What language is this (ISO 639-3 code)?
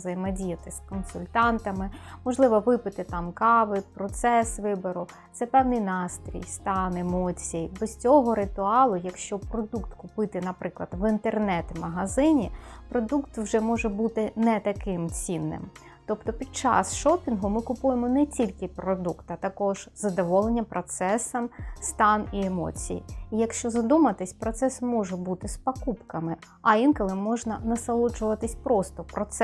ukr